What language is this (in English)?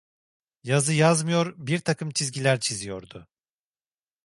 Turkish